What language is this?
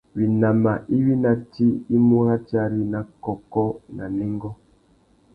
Tuki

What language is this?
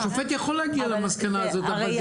Hebrew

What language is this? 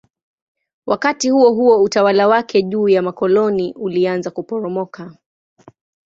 Swahili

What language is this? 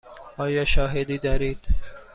Persian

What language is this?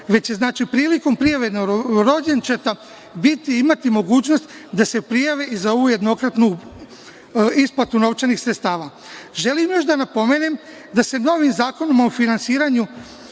Serbian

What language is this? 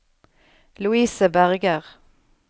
Norwegian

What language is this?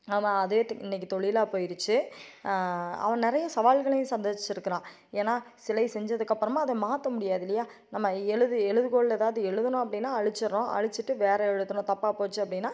Tamil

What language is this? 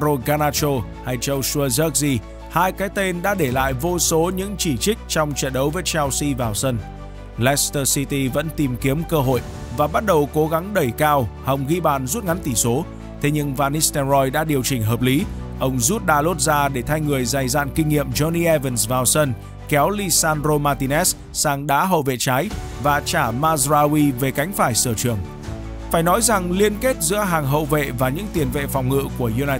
Vietnamese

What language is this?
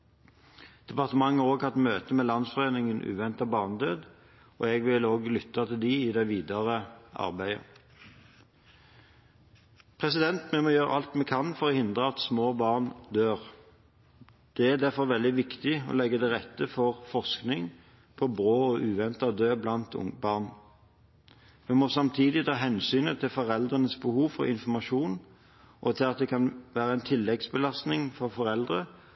Norwegian Bokmål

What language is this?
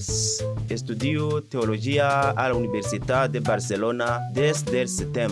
Portuguese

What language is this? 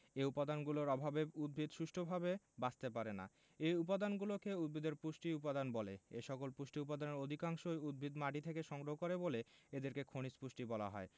Bangla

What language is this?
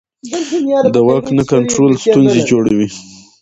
Pashto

